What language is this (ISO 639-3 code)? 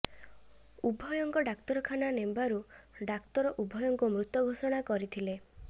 ori